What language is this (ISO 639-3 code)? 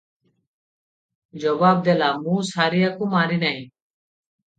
ori